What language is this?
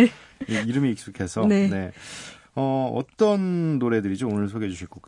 Korean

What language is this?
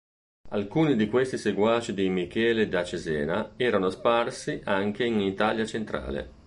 Italian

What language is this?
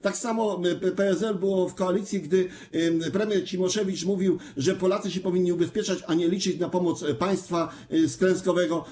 Polish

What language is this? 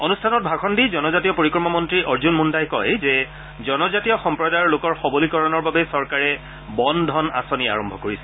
Assamese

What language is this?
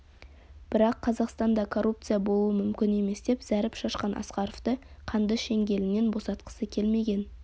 Kazakh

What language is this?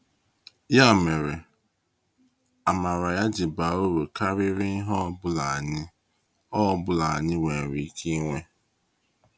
Igbo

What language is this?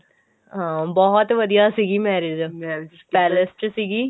Punjabi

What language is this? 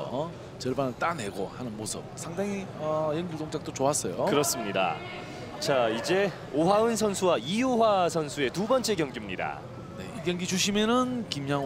Korean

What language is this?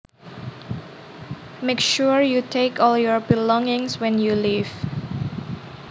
Javanese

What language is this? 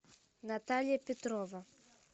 Russian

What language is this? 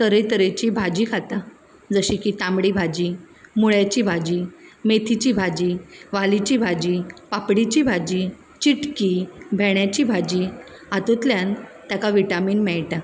Konkani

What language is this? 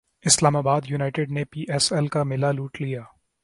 Urdu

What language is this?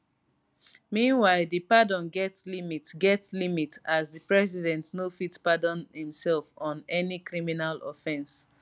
Nigerian Pidgin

